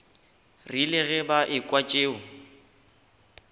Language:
Northern Sotho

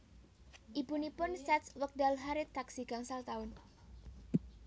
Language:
Javanese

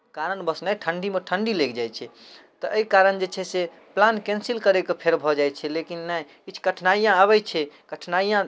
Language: Maithili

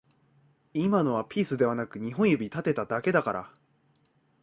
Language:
Japanese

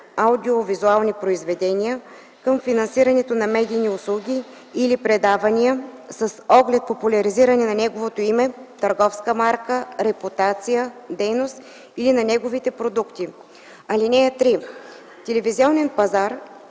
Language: Bulgarian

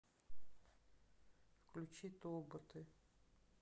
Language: Russian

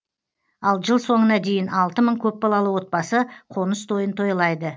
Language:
Kazakh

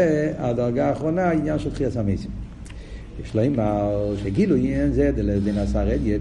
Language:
Hebrew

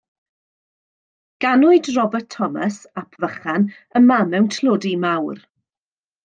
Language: Welsh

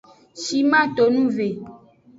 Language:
Aja (Benin)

